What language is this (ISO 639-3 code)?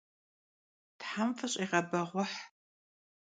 kbd